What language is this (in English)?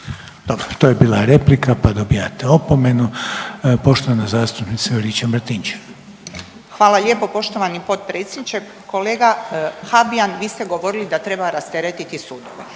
Croatian